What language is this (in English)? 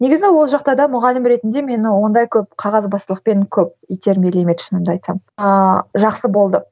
Kazakh